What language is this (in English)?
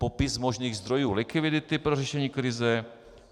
Czech